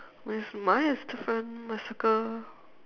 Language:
English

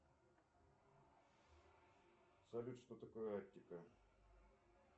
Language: Russian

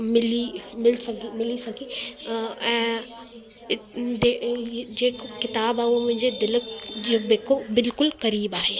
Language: Sindhi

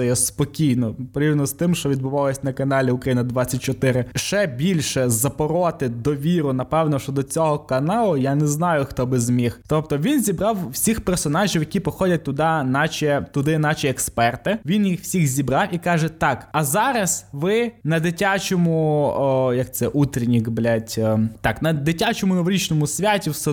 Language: Ukrainian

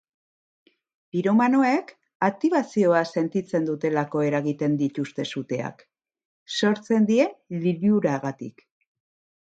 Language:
Basque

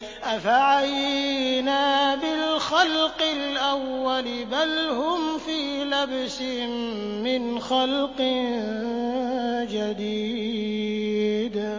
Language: Arabic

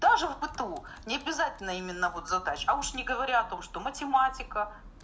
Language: Russian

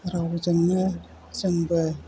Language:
Bodo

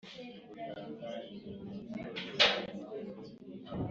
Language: Kinyarwanda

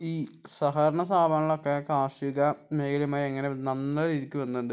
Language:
Malayalam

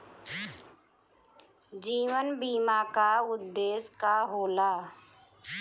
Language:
Bhojpuri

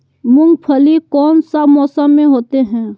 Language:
Magahi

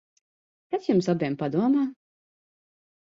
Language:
Latvian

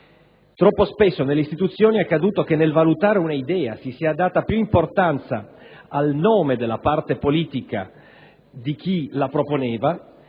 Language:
Italian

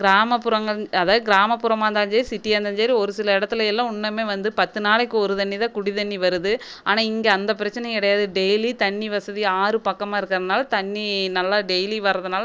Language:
Tamil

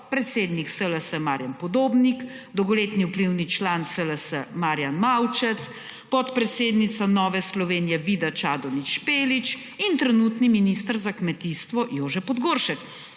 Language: Slovenian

